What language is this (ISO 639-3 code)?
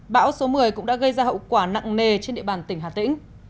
vie